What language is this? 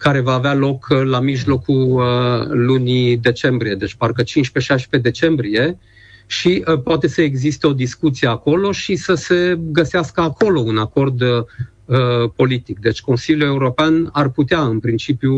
Romanian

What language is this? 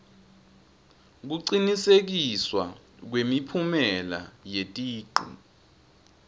Swati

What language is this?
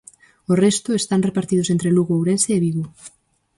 Galician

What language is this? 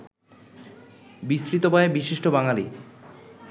Bangla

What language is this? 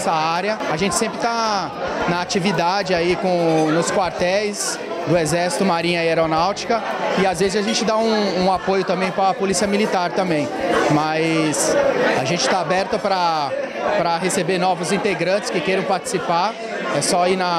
Portuguese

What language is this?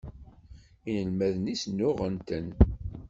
Kabyle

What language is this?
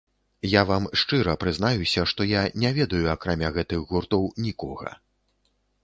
Belarusian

